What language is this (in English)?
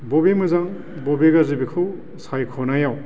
Bodo